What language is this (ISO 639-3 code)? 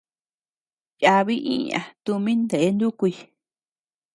cux